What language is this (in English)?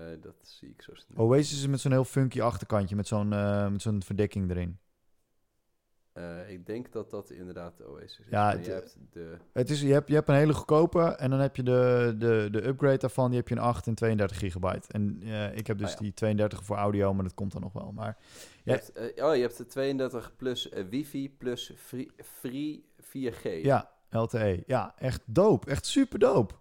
Dutch